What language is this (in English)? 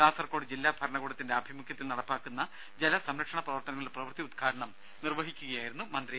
Malayalam